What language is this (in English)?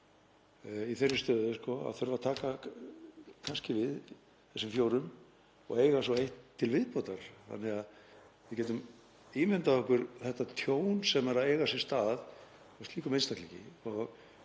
Icelandic